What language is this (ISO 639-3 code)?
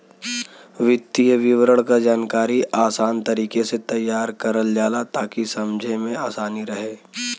bho